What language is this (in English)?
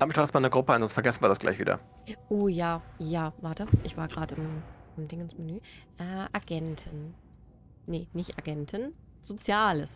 German